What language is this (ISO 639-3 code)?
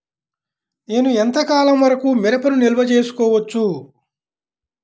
tel